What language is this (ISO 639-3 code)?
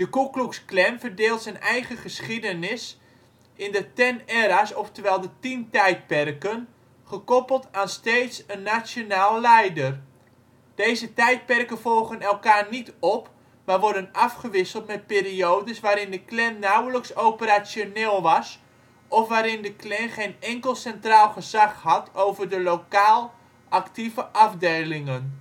nld